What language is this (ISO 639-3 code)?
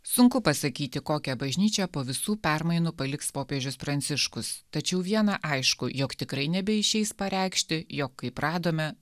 lit